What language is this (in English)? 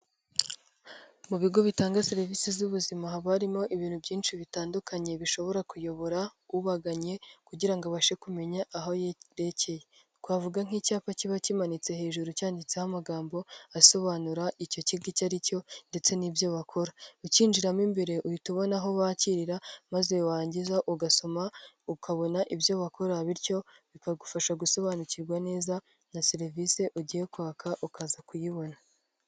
Kinyarwanda